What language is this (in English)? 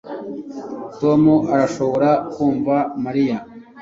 Kinyarwanda